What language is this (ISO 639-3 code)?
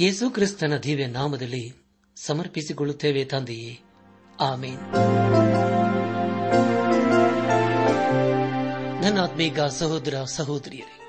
kan